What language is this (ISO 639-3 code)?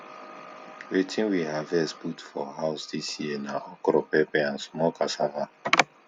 pcm